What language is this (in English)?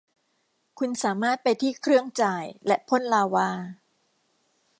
Thai